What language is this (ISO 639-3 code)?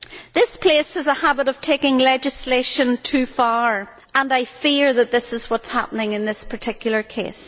eng